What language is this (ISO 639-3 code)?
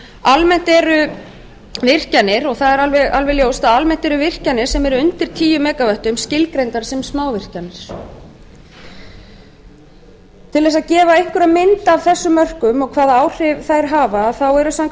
isl